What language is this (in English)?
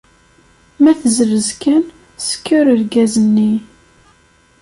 Kabyle